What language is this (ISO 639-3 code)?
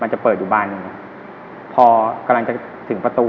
tha